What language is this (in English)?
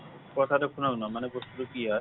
Assamese